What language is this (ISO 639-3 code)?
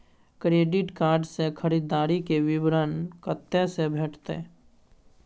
mai